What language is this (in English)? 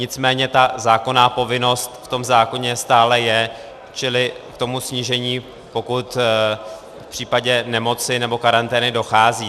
Czech